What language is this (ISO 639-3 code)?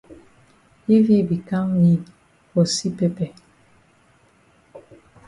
wes